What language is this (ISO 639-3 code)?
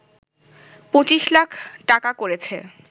ben